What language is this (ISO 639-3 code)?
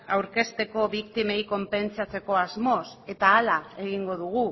eus